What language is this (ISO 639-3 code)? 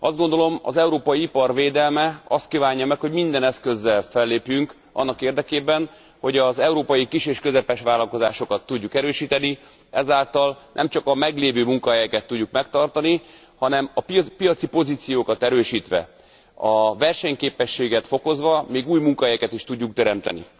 hun